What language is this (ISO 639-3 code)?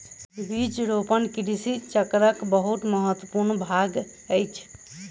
mai